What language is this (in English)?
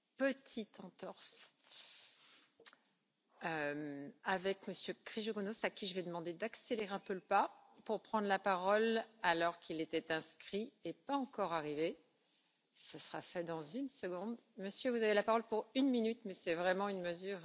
German